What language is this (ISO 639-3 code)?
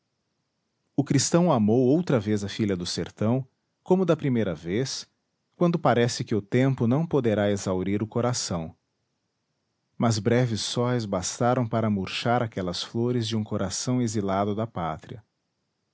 por